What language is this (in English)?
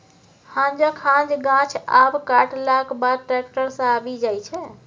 Maithili